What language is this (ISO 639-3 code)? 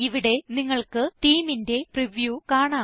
mal